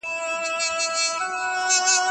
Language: Pashto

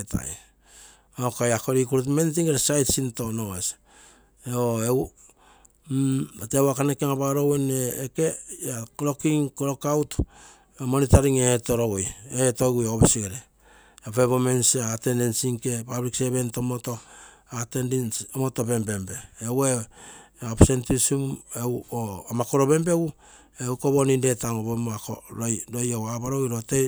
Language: Terei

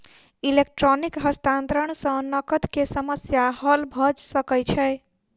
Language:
Maithili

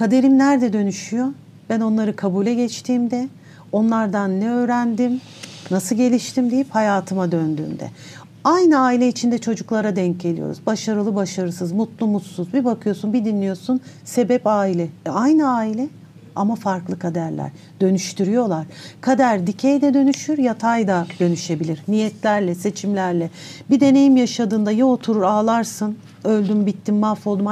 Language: Turkish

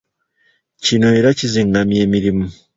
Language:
Ganda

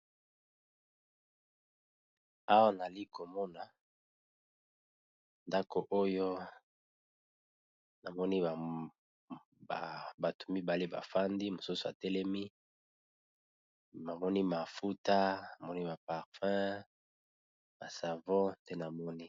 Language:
Lingala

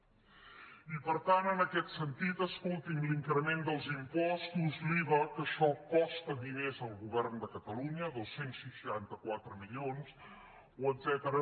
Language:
Catalan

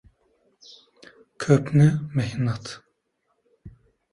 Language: Uzbek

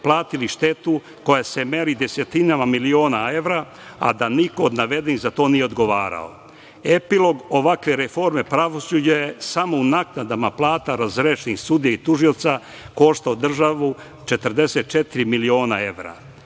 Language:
Serbian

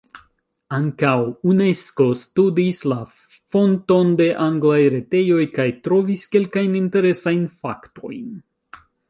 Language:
Esperanto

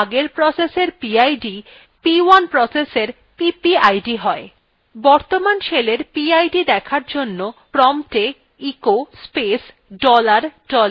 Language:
Bangla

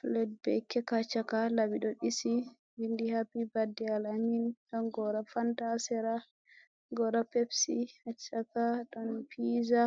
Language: Fula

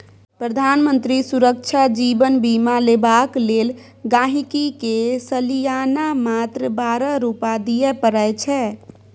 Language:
Maithili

